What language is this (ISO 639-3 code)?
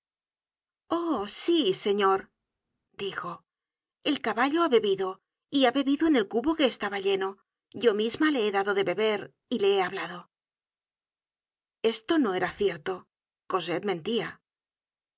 spa